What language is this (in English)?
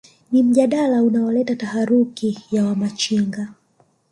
Swahili